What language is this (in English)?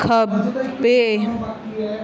Punjabi